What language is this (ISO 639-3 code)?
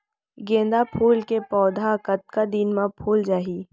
hne